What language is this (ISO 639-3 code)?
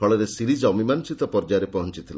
ori